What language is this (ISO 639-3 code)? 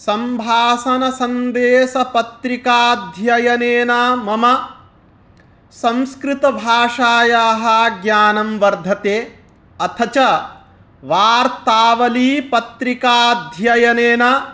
san